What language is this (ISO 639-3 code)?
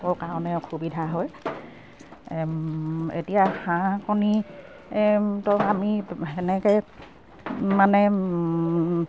asm